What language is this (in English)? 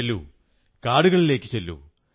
Malayalam